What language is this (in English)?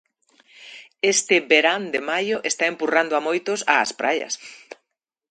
Galician